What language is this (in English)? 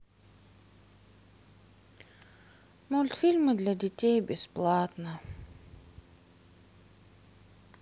Russian